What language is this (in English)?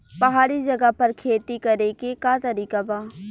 Bhojpuri